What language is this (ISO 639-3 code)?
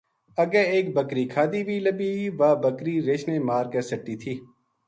gju